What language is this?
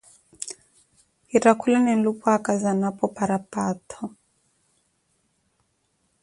Koti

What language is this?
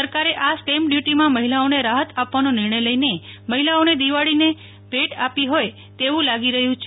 Gujarati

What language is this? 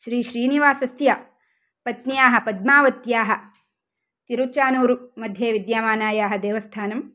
Sanskrit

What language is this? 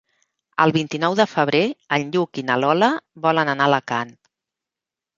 Catalan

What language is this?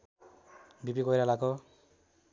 Nepali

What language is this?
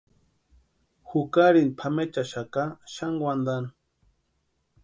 Western Highland Purepecha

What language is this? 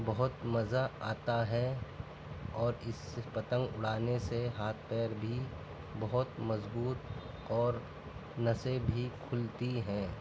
Urdu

